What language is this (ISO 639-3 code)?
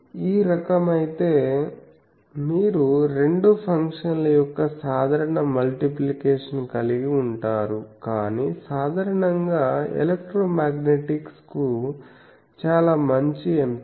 tel